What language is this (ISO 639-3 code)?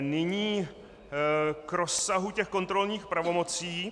ces